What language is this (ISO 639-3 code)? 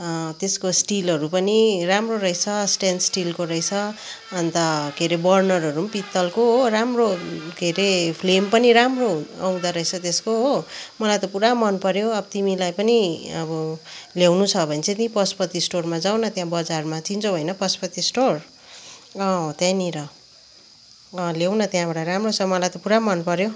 nep